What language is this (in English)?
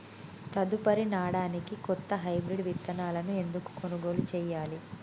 Telugu